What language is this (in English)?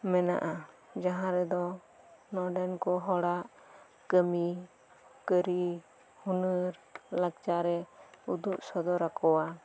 Santali